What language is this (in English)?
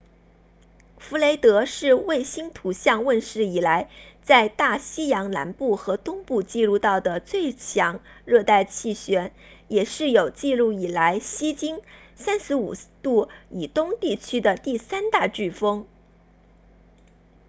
Chinese